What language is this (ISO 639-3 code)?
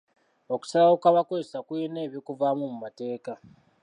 lug